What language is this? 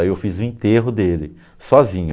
Portuguese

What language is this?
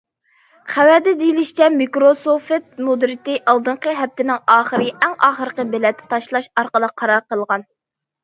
Uyghur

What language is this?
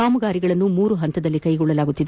Kannada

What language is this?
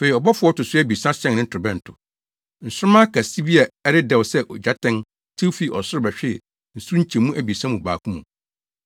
Akan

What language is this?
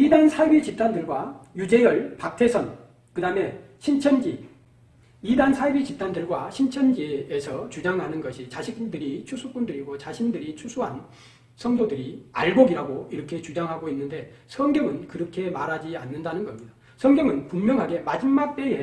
Korean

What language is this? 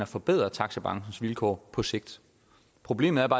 Danish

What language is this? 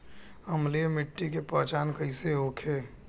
Bhojpuri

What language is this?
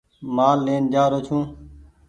Goaria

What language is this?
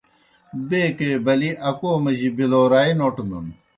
Kohistani Shina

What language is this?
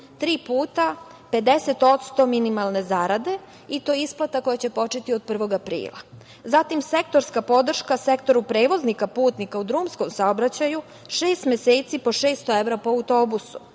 Serbian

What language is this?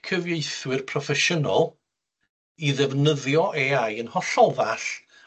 Welsh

